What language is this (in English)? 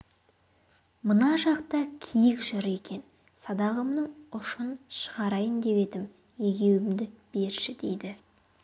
Kazakh